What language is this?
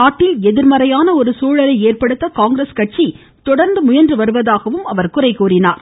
Tamil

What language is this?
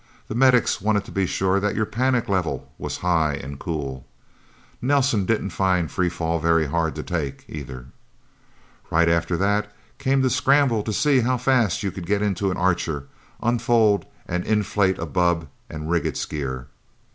English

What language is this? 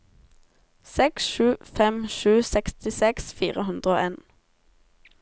Norwegian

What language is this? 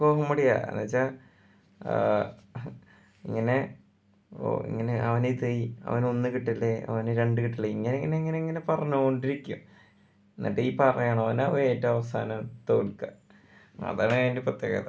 Malayalam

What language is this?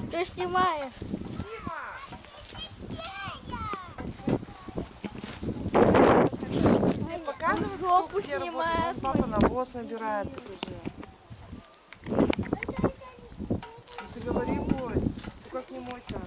Russian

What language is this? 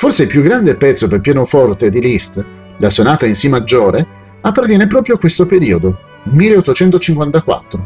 Italian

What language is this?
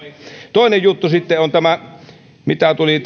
Finnish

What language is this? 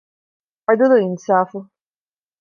Divehi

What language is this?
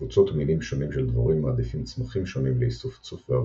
Hebrew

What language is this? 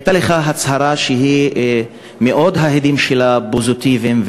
Hebrew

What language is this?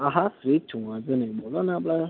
Gujarati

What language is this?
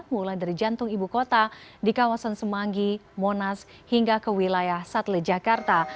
Indonesian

